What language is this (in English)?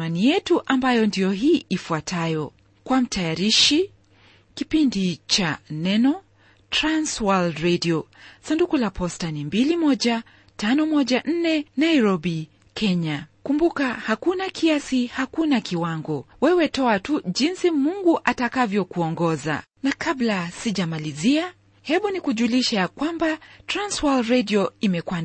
Swahili